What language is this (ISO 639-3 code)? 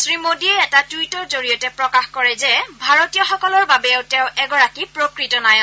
asm